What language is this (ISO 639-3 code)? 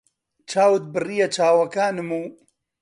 ckb